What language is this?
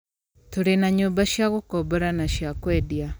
Kikuyu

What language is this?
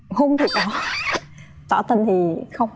Vietnamese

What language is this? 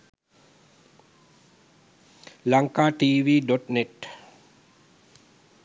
Sinhala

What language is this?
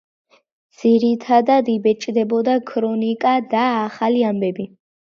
Georgian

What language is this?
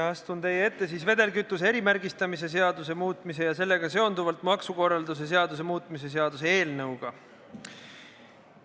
Estonian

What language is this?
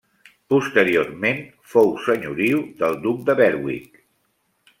Catalan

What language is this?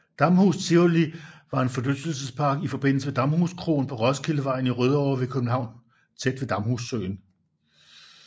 Danish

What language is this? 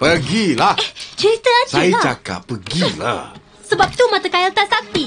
Malay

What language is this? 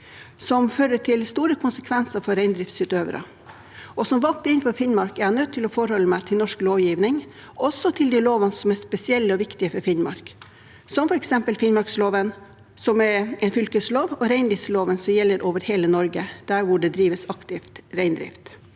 Norwegian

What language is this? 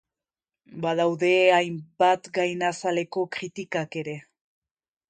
Basque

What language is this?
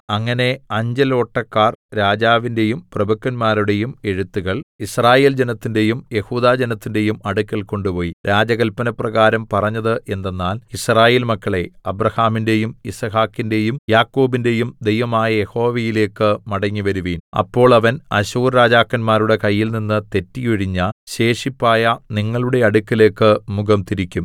Malayalam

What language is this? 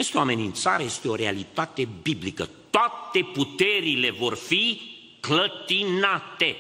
Romanian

